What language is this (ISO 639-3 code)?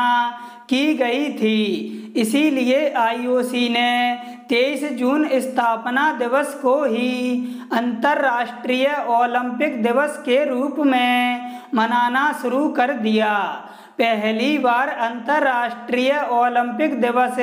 hin